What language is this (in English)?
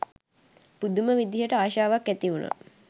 Sinhala